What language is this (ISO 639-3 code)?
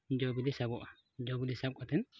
sat